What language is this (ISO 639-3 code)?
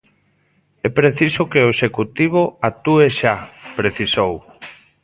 glg